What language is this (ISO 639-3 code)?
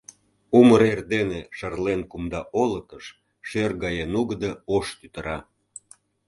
chm